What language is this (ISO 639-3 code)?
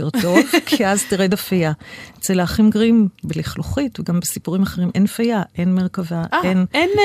heb